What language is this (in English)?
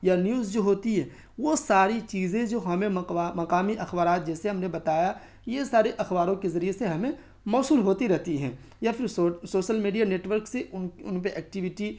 Urdu